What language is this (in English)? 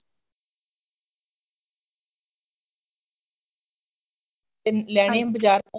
Punjabi